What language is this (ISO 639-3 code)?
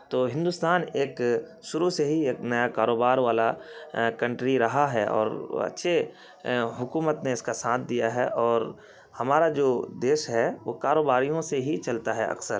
urd